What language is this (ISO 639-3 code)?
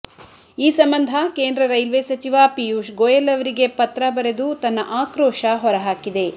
kan